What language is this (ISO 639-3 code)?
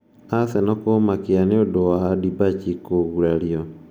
kik